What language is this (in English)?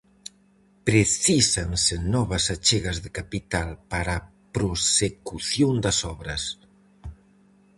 Galician